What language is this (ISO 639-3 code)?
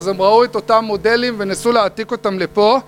heb